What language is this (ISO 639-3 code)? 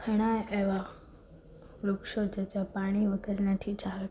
guj